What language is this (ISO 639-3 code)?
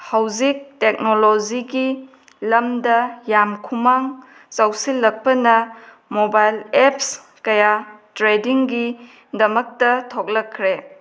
mni